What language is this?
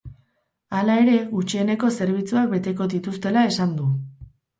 Basque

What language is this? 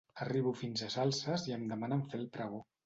Catalan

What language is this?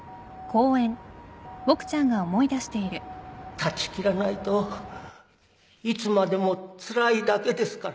Japanese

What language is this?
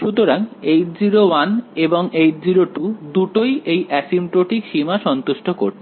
Bangla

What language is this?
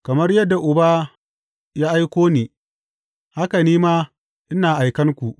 Hausa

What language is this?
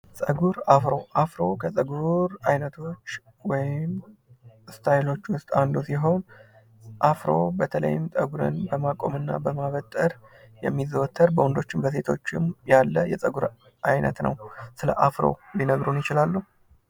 Amharic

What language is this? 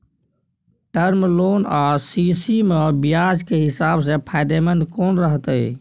Maithili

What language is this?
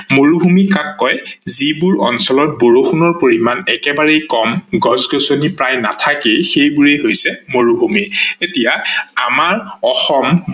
Assamese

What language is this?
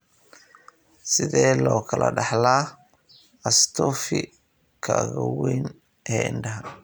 Somali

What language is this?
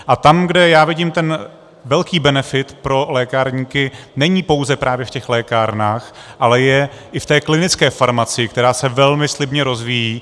Czech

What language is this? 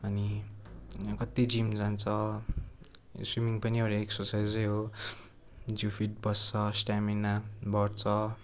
Nepali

